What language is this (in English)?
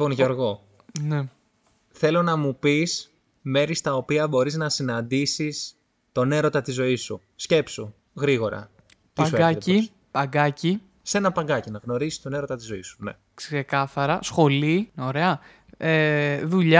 Greek